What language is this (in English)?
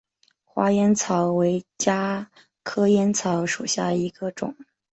Chinese